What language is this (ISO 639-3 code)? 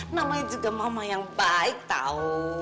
ind